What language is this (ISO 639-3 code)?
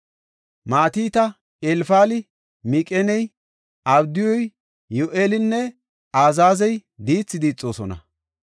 gof